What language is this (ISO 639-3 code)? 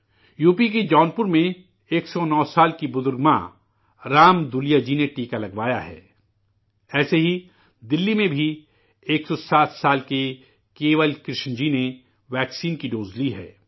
urd